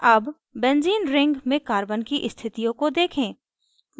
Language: Hindi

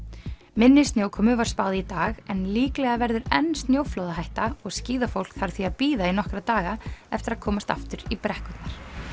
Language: Icelandic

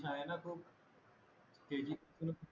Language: Marathi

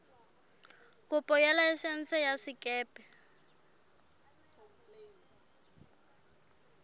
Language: Southern Sotho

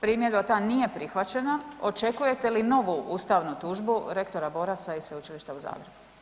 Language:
Croatian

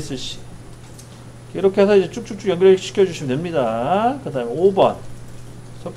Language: Korean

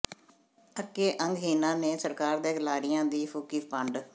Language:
Punjabi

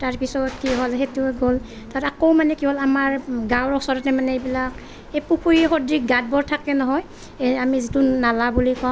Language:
Assamese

